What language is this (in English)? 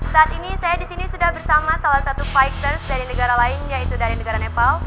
Indonesian